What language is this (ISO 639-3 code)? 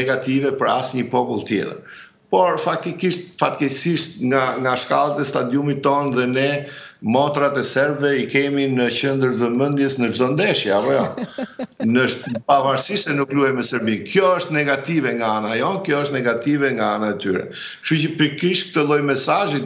ron